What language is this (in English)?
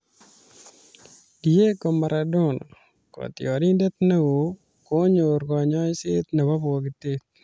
Kalenjin